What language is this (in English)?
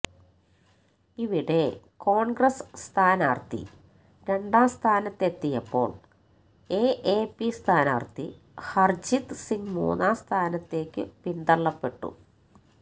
Malayalam